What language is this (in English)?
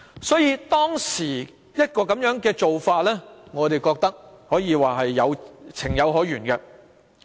Cantonese